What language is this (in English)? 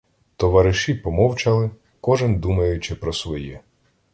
Ukrainian